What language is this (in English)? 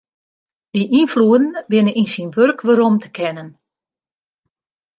Western Frisian